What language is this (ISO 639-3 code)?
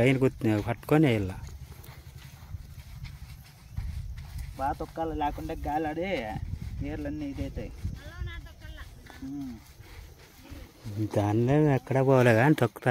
ara